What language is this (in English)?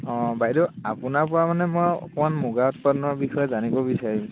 Assamese